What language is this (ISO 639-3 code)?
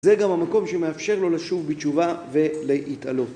heb